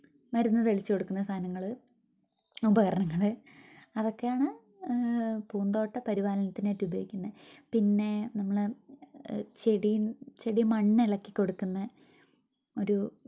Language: Malayalam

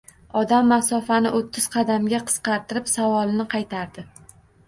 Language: Uzbek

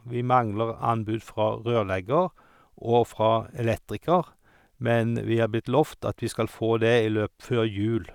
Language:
Norwegian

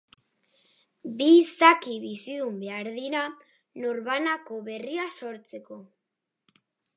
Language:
Basque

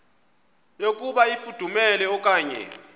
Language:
Xhosa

